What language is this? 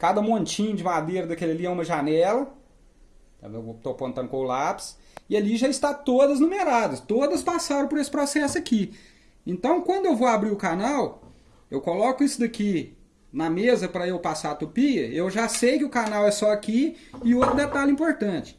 Portuguese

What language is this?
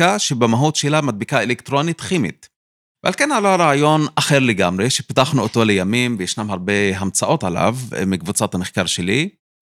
Hebrew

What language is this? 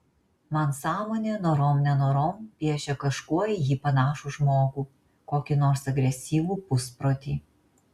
Lithuanian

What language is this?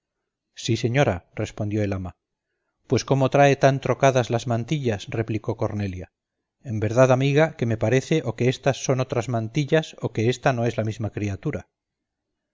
Spanish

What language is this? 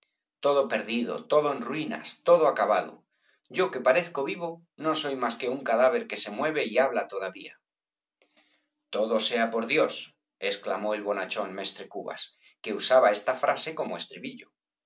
Spanish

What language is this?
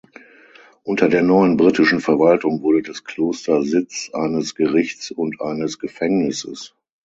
German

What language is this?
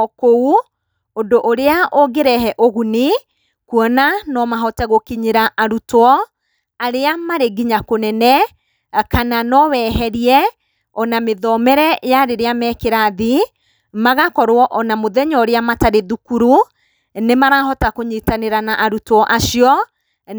Kikuyu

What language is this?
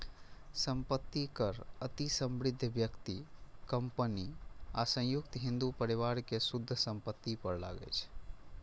Maithili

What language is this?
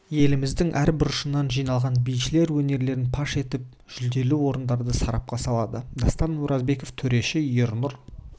Kazakh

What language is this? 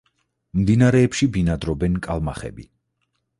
Georgian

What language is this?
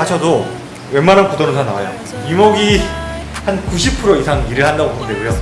Korean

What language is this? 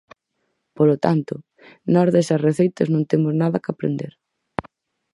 Galician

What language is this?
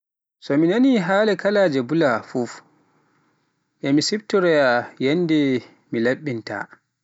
Pular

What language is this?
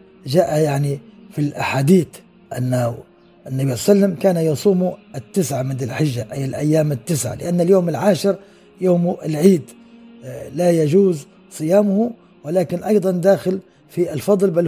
Arabic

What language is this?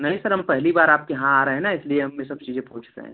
Hindi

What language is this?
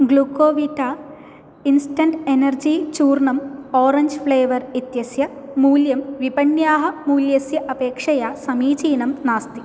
Sanskrit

